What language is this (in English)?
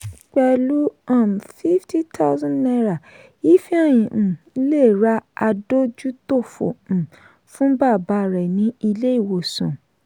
Yoruba